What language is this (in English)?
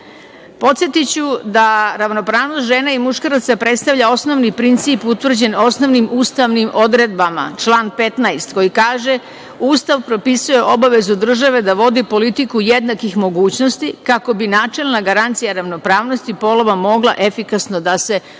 Serbian